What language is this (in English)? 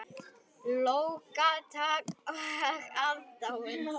Icelandic